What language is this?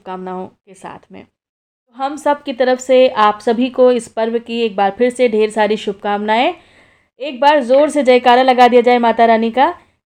Hindi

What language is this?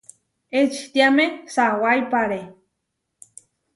Huarijio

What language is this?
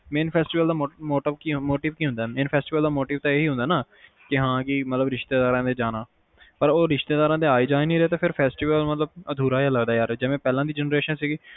Punjabi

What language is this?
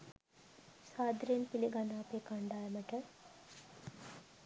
Sinhala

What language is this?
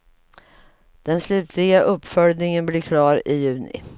Swedish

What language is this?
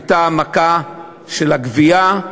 Hebrew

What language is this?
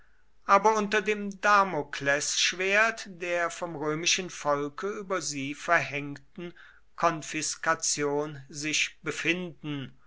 German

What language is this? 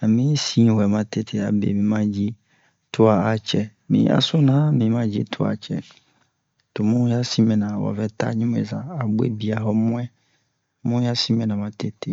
Bomu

